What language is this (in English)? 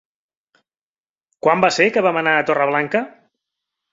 Catalan